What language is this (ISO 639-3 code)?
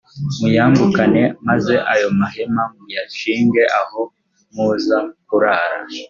kin